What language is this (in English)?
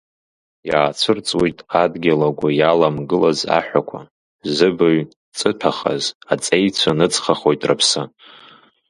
Abkhazian